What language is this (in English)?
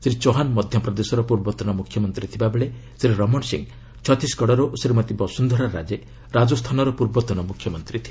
Odia